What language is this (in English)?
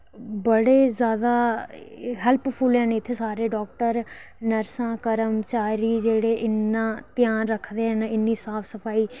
Dogri